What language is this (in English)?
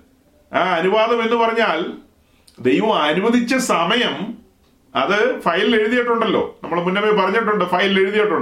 Malayalam